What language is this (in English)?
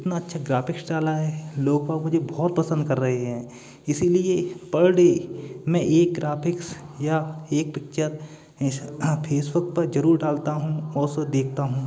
Hindi